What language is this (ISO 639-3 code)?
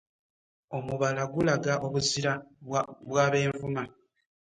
lug